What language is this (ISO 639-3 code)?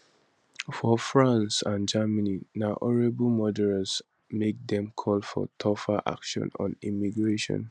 pcm